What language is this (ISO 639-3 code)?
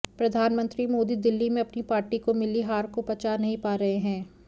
hin